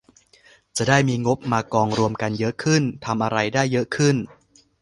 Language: Thai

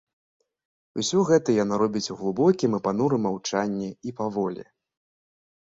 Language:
Belarusian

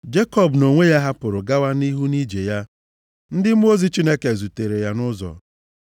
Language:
Igbo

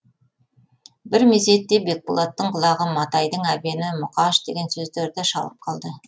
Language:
Kazakh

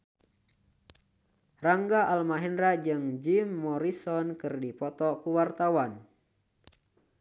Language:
Sundanese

